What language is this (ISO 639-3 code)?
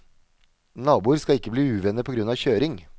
nor